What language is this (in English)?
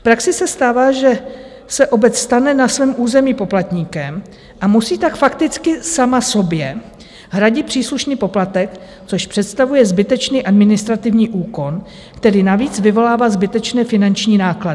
Czech